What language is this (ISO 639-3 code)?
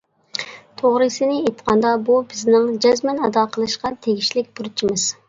uig